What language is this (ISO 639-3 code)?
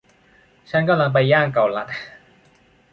tha